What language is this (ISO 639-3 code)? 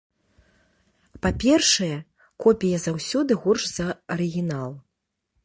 bel